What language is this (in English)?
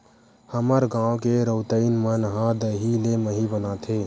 Chhattisgarhi